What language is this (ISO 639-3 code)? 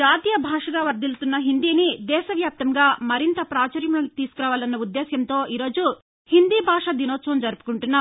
tel